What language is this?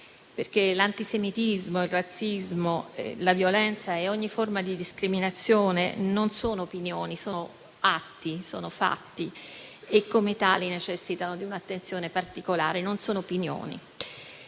Italian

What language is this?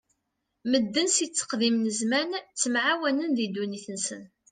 Kabyle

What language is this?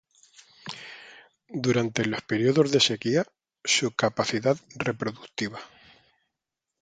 Spanish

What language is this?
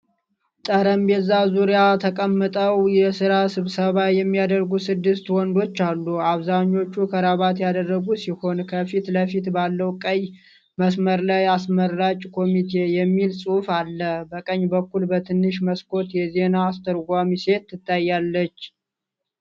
Amharic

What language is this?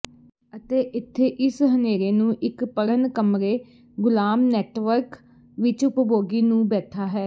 Punjabi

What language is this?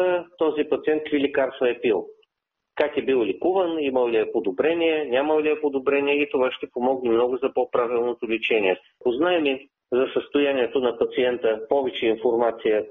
Bulgarian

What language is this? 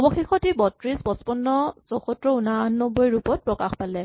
Assamese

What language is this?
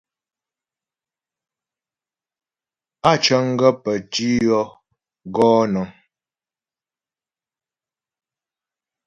Ghomala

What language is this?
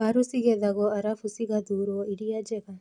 Kikuyu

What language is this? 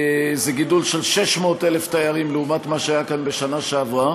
Hebrew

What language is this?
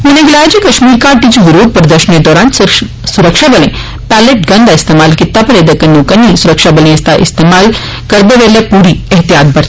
Dogri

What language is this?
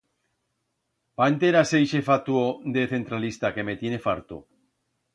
Aragonese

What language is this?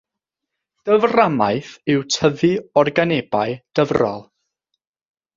Welsh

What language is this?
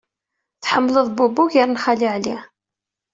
Kabyle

